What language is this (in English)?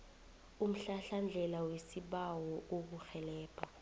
South Ndebele